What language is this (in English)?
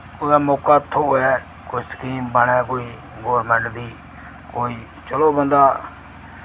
Dogri